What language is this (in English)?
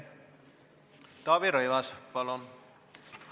Estonian